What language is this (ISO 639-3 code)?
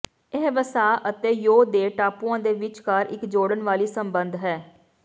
pan